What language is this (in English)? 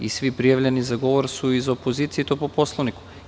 Serbian